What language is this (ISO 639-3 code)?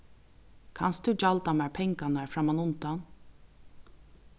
fao